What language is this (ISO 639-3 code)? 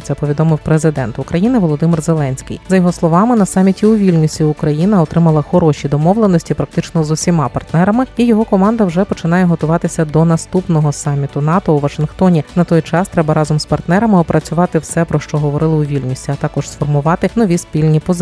ukr